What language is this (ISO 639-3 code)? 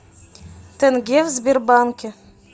rus